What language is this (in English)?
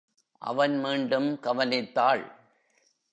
Tamil